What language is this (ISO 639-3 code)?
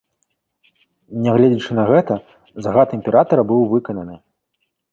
bel